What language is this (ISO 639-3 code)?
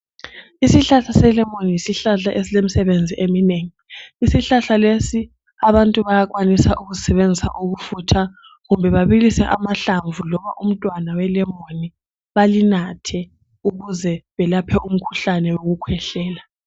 nde